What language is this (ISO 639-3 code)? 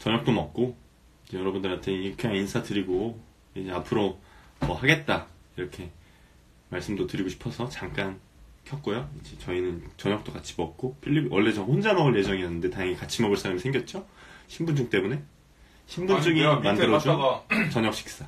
kor